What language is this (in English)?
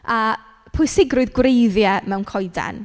Welsh